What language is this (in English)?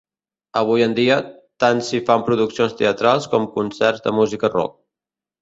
Catalan